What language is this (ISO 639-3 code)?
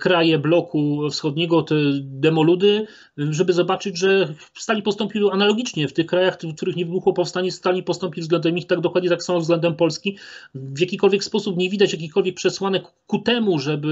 pol